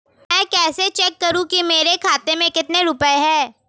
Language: Hindi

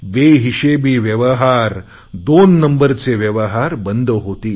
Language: Marathi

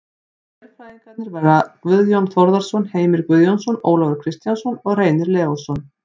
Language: Icelandic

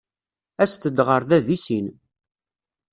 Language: Kabyle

